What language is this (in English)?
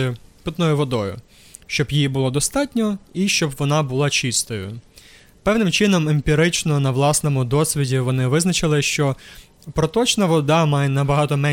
Ukrainian